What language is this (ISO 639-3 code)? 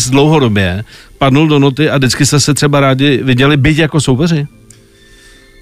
ces